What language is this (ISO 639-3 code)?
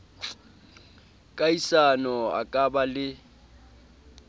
sot